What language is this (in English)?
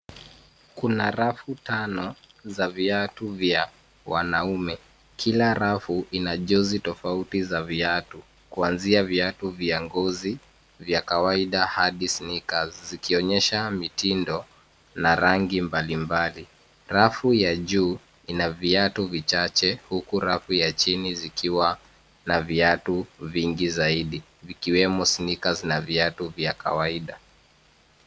Swahili